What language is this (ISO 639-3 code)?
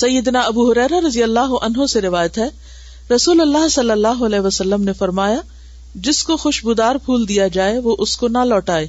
urd